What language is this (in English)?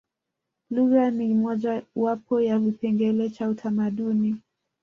Swahili